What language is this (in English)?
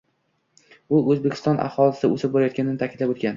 Uzbek